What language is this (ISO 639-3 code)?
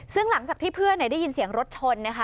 tha